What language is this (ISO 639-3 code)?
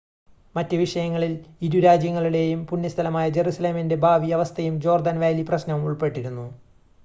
mal